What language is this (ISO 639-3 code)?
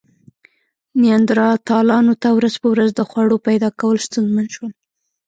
pus